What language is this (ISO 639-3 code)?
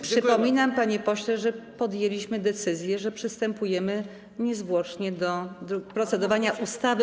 pol